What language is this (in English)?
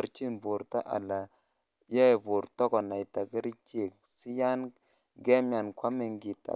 Kalenjin